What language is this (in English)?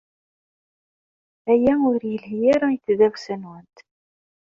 Kabyle